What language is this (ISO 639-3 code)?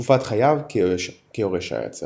heb